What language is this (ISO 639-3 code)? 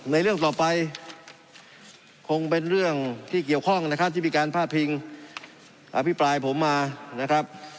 tha